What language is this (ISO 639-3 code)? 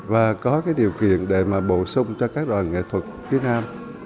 vie